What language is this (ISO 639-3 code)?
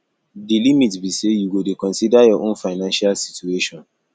pcm